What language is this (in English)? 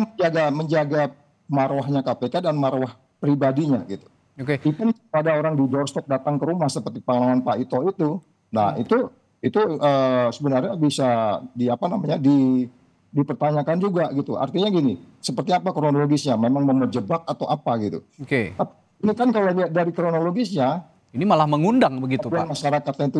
Indonesian